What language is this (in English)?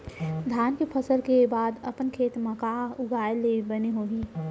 Chhattisgarhi